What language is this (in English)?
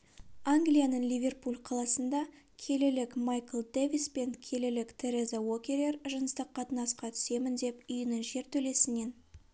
Kazakh